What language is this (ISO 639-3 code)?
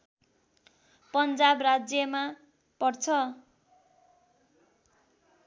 nep